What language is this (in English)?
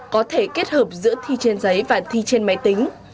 Vietnamese